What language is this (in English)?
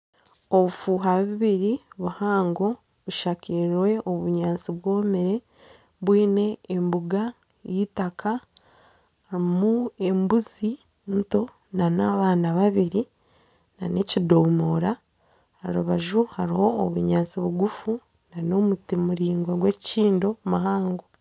Nyankole